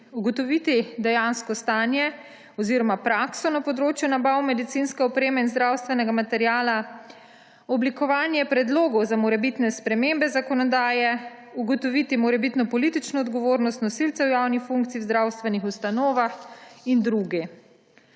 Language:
Slovenian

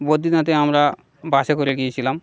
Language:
Bangla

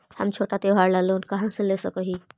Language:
Magahi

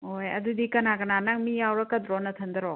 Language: Manipuri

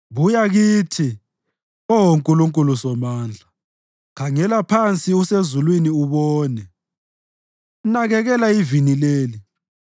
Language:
North Ndebele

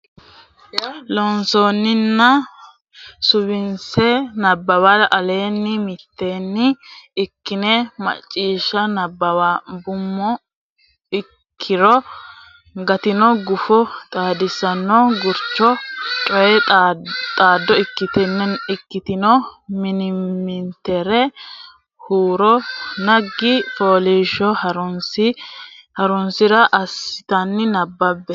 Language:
Sidamo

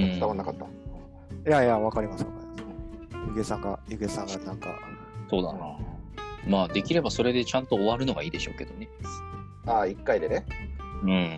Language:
Japanese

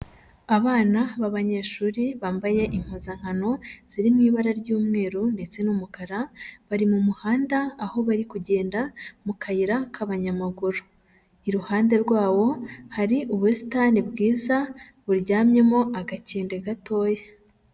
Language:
Kinyarwanda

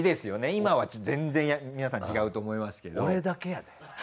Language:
Japanese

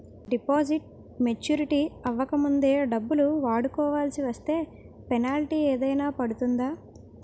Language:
Telugu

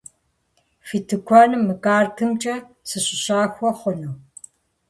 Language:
Kabardian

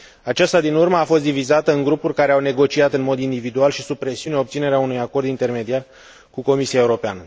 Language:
Romanian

